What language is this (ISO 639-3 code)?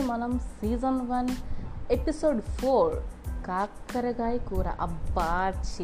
tel